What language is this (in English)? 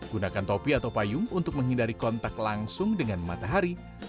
Indonesian